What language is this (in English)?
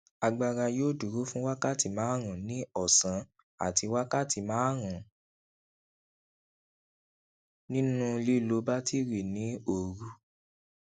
Yoruba